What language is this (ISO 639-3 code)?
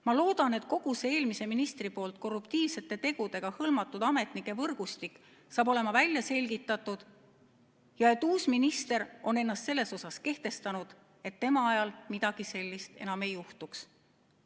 est